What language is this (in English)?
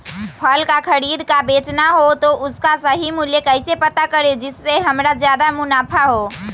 Magahi